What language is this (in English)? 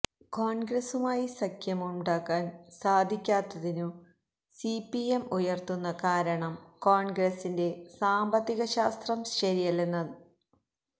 Malayalam